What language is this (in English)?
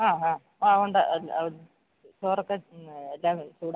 Malayalam